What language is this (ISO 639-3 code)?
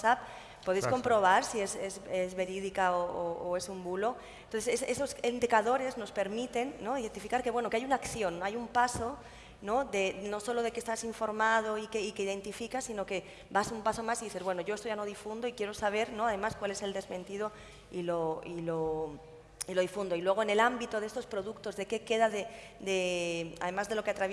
spa